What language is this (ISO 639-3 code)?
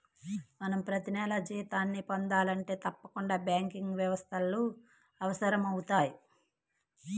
tel